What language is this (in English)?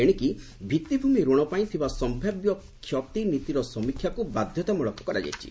Odia